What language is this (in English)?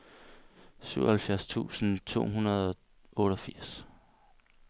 Danish